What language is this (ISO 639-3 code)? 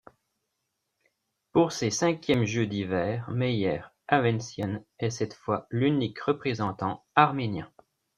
fra